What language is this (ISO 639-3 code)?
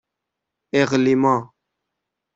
fas